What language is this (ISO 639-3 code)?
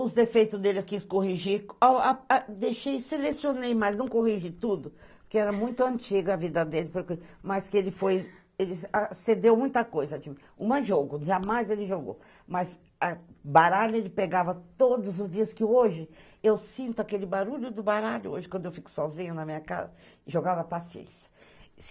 por